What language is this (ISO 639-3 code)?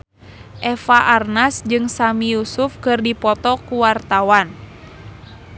sun